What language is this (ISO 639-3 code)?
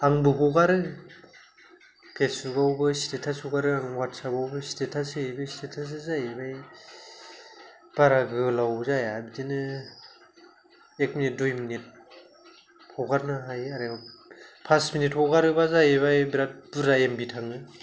brx